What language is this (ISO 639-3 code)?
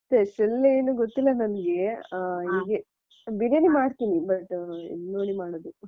kan